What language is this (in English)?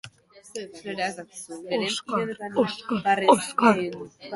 Basque